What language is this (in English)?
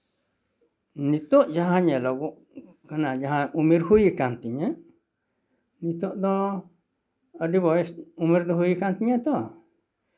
Santali